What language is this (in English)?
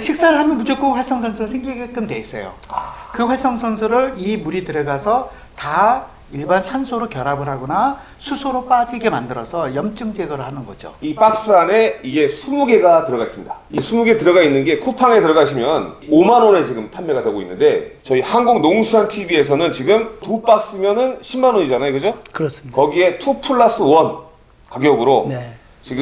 Korean